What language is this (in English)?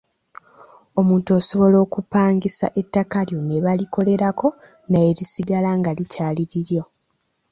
Ganda